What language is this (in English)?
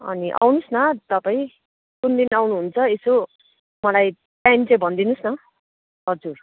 Nepali